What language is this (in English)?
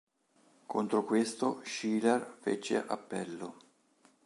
Italian